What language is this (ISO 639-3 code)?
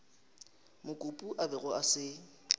nso